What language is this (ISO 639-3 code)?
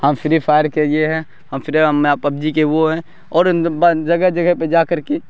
urd